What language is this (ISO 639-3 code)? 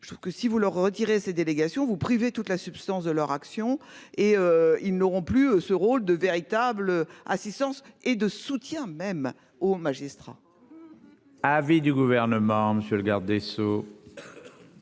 fra